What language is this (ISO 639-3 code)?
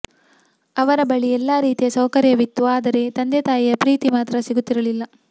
kan